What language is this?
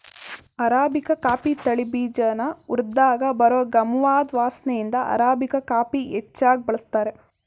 Kannada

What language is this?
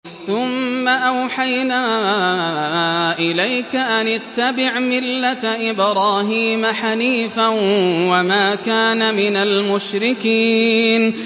Arabic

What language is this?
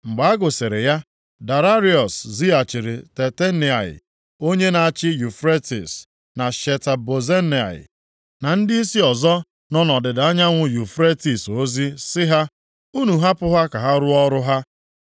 Igbo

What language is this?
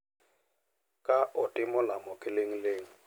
Luo (Kenya and Tanzania)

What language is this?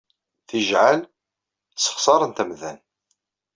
Kabyle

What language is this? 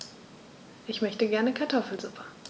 German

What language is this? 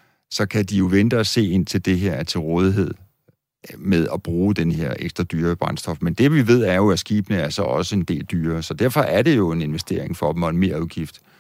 Danish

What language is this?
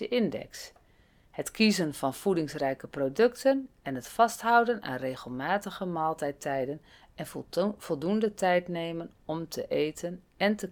Dutch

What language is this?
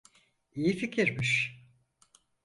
Turkish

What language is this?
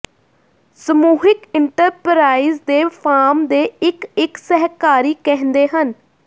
Punjabi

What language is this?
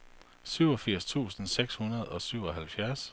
Danish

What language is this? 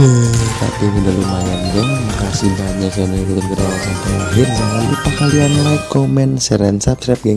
Indonesian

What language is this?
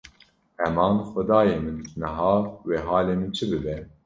Kurdish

